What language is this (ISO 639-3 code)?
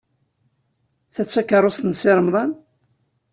kab